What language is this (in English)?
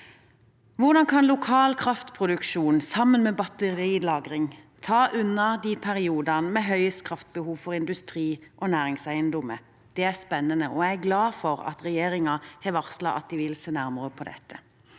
Norwegian